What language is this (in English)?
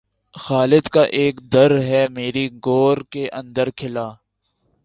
Urdu